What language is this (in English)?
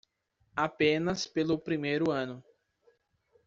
Portuguese